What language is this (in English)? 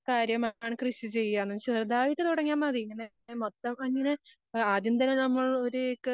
Malayalam